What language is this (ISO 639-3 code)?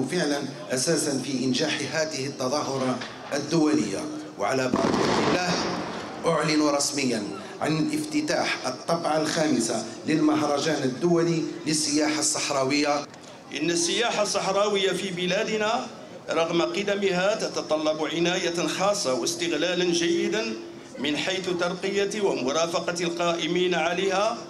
ara